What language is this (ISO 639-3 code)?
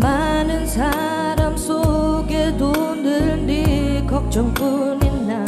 kor